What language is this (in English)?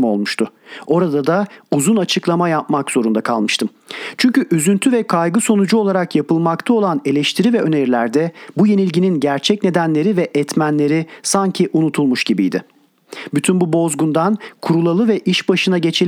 Turkish